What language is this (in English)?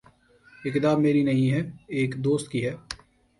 Urdu